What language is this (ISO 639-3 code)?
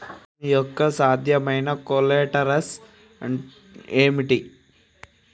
tel